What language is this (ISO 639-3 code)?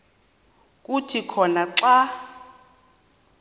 xho